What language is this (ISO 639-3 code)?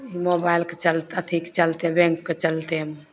mai